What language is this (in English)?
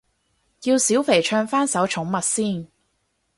Cantonese